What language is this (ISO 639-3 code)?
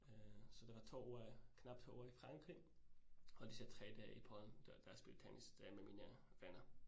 dan